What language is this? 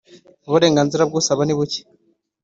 Kinyarwanda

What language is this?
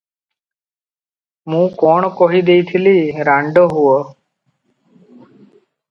Odia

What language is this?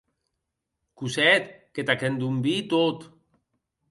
Occitan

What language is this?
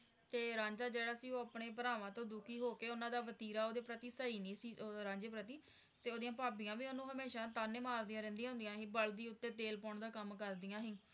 Punjabi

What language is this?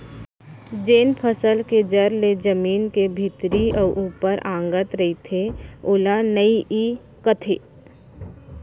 Chhattisgarhi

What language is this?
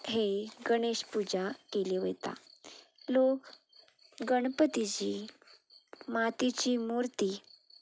Konkani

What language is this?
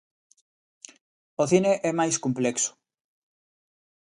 Galician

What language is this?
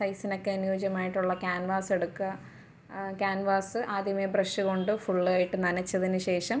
Malayalam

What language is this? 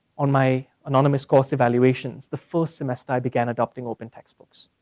English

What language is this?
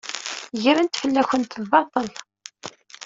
Kabyle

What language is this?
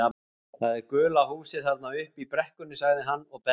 Icelandic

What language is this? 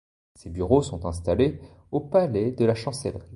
French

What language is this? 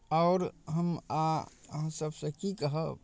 Maithili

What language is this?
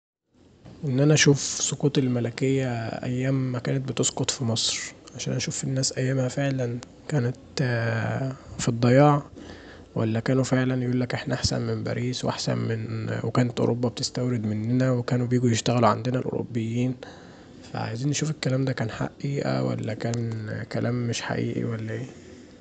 Egyptian Arabic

